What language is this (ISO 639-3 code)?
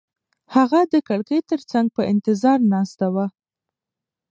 pus